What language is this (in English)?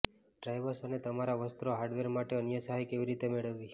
Gujarati